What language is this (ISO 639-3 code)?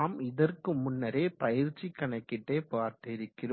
tam